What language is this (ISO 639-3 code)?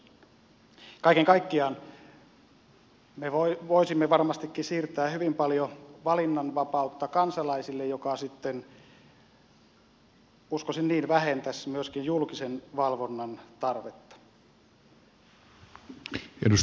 fin